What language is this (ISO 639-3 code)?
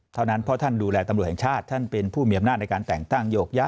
tha